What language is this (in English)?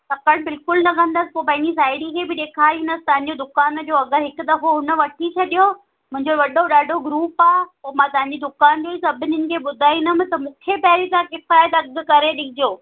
Sindhi